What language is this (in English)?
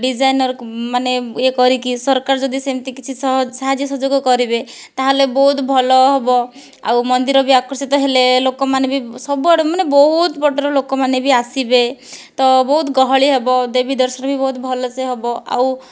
Odia